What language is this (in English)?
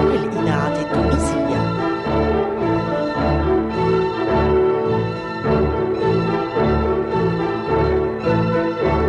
Arabic